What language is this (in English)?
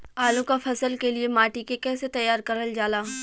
Bhojpuri